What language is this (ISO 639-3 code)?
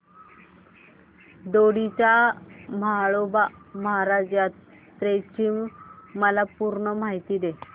mar